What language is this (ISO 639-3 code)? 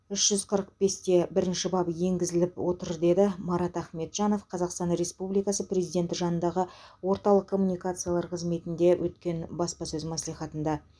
kaz